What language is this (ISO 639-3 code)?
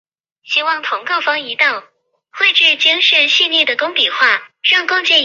zho